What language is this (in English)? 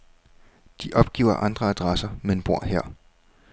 Danish